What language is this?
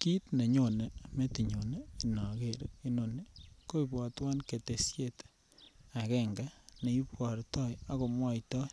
Kalenjin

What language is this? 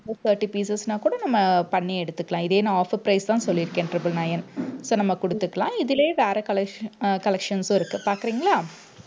Tamil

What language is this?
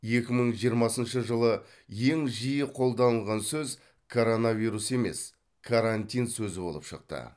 Kazakh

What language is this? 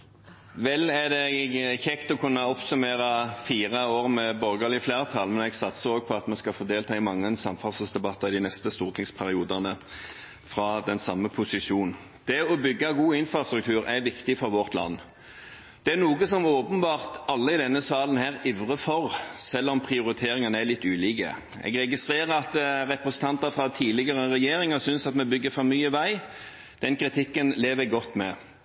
Norwegian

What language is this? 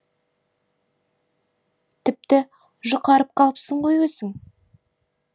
Kazakh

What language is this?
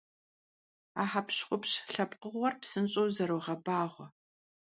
Kabardian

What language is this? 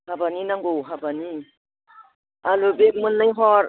Bodo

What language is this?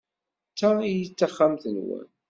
Kabyle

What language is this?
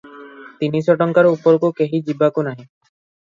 Odia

